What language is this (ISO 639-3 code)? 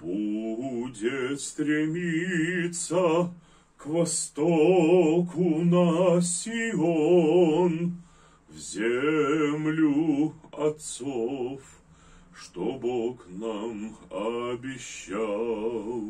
rus